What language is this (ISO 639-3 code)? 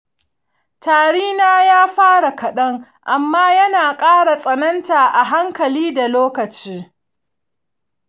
hau